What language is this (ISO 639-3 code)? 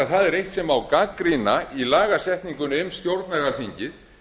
isl